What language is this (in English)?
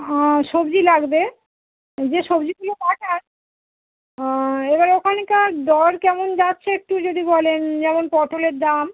Bangla